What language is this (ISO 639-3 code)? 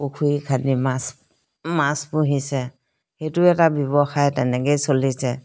asm